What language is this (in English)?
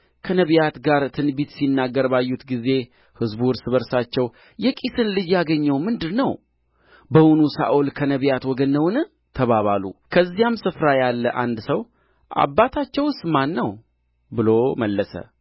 Amharic